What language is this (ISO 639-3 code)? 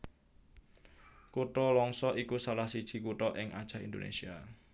jav